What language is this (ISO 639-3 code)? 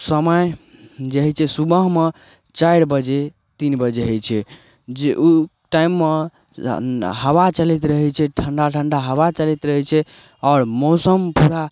mai